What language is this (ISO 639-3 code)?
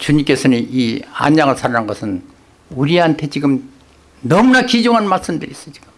kor